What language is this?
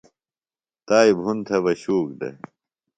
Phalura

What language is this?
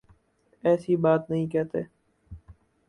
Urdu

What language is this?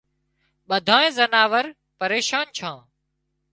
Wadiyara Koli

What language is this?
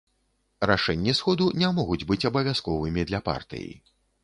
Belarusian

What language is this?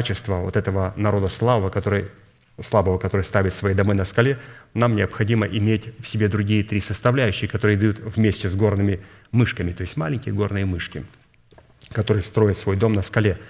Russian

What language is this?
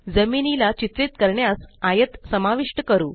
Marathi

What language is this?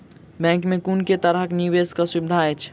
Maithili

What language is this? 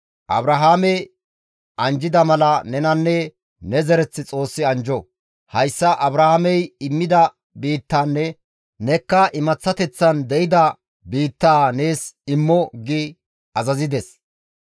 Gamo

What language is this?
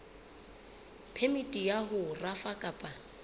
Southern Sotho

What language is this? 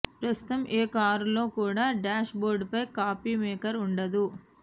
Telugu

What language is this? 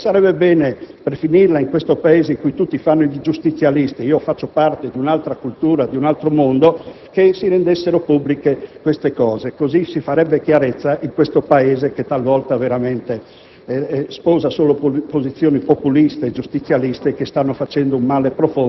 Italian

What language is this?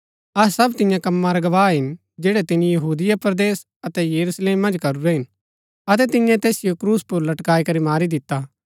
Gaddi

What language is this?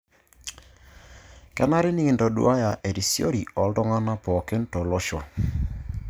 Masai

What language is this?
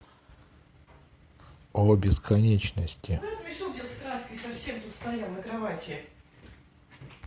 Russian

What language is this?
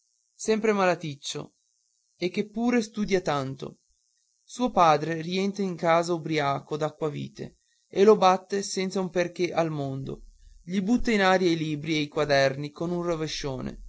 Italian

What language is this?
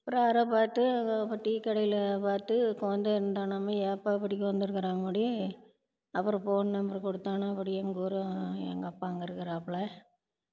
Tamil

